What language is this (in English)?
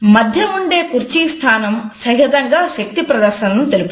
Telugu